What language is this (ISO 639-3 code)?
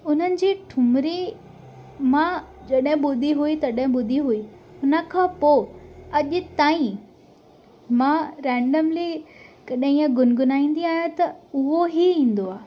snd